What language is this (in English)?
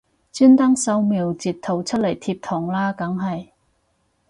Cantonese